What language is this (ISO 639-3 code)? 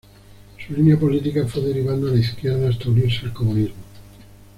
spa